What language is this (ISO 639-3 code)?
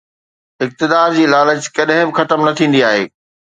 snd